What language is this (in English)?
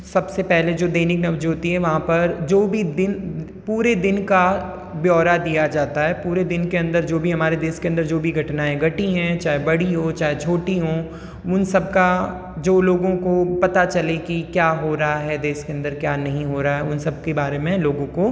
Hindi